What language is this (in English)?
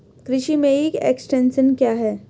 Hindi